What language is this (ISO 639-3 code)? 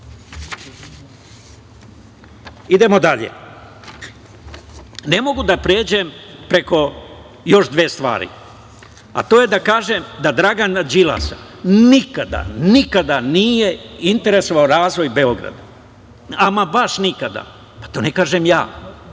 srp